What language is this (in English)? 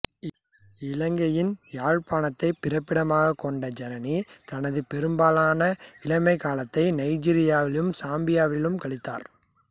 Tamil